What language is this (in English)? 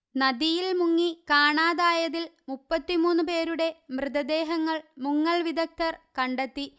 Malayalam